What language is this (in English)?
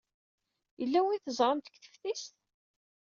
Kabyle